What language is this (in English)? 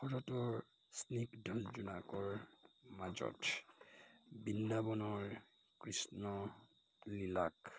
Assamese